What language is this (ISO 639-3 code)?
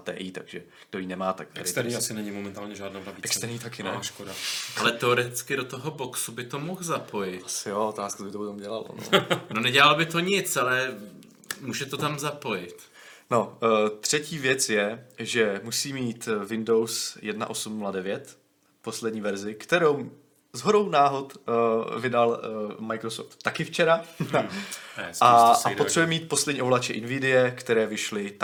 ces